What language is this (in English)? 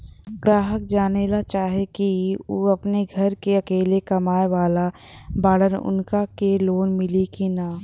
Bhojpuri